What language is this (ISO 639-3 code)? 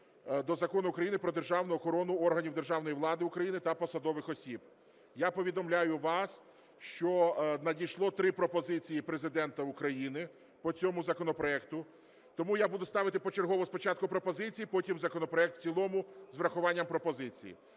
ukr